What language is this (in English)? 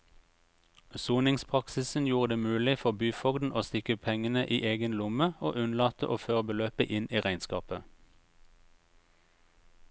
Norwegian